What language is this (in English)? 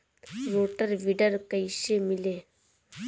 Bhojpuri